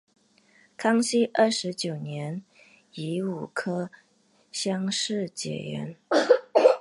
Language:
Chinese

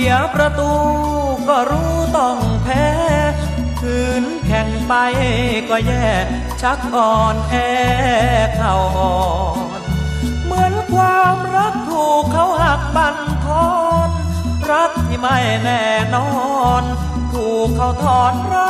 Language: Thai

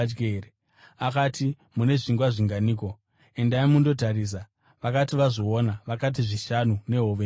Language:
Shona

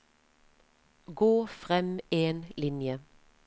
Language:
Norwegian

